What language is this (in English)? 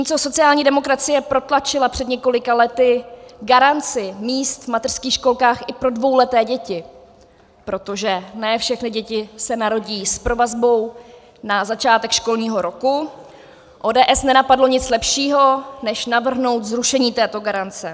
Czech